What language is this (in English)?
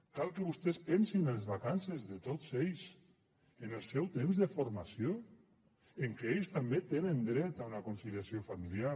Catalan